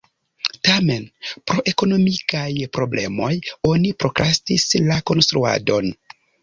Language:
Esperanto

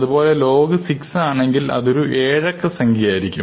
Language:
Malayalam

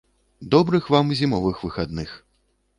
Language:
Belarusian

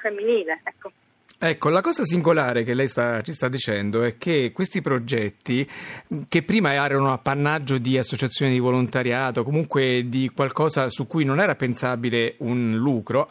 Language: Italian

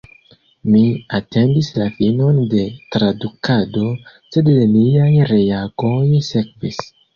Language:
Esperanto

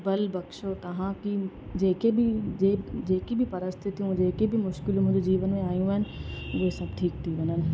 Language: Sindhi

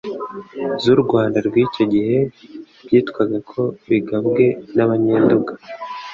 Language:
Kinyarwanda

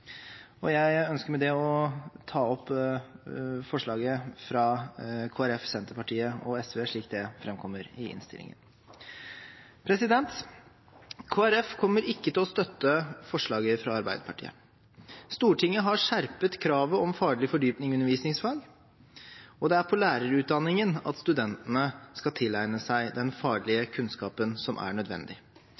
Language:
Norwegian Bokmål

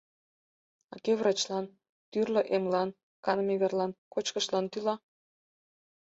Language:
Mari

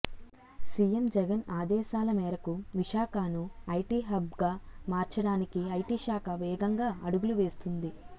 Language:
Telugu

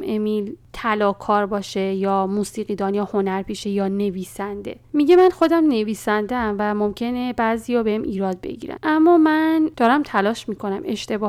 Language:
Persian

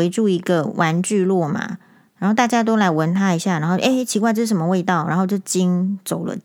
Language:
Chinese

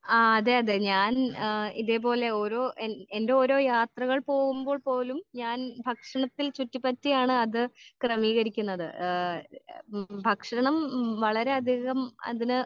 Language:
Malayalam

